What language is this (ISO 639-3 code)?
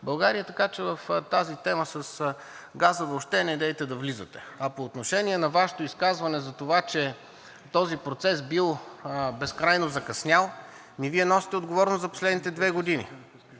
bul